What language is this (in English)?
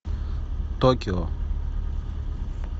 Russian